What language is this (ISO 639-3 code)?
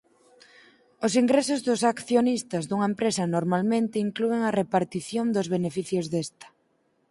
glg